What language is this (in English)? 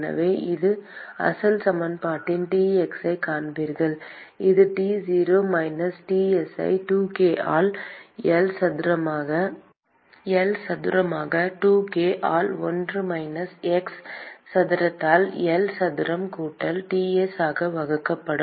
Tamil